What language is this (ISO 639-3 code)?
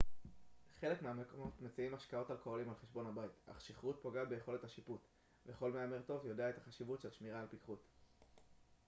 heb